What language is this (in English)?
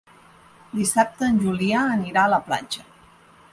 Catalan